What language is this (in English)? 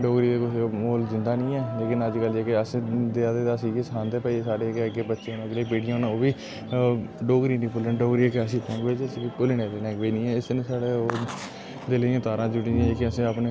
Dogri